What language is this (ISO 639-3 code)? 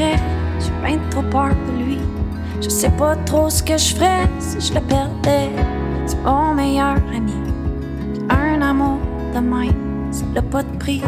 fra